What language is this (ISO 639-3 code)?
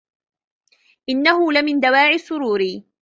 ara